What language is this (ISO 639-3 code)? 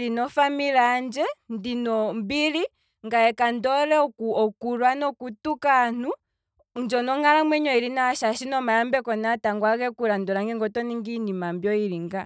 kwm